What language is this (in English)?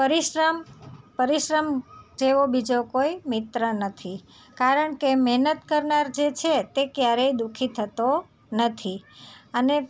Gujarati